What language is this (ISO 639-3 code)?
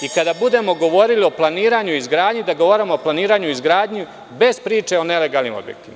srp